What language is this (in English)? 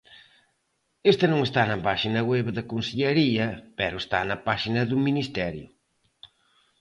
Galician